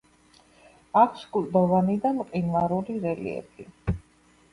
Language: Georgian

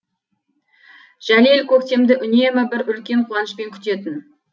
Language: Kazakh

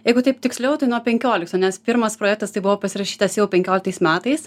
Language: Lithuanian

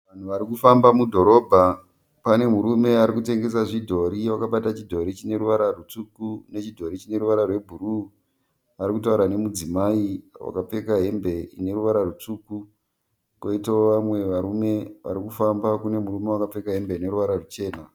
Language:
Shona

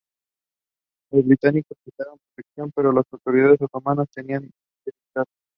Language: Spanish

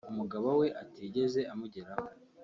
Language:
Kinyarwanda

